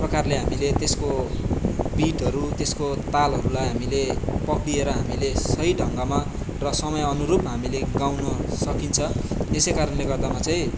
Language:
Nepali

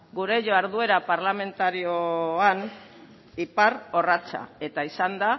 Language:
Basque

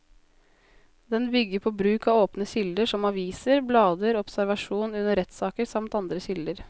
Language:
Norwegian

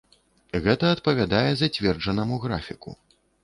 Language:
Belarusian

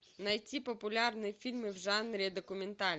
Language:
Russian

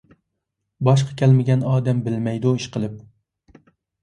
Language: Uyghur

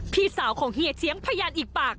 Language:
Thai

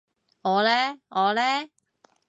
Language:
Cantonese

